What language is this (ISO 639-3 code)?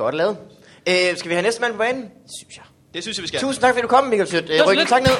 dan